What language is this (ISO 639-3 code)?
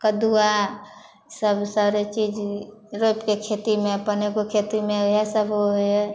mai